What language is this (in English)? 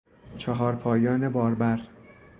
Persian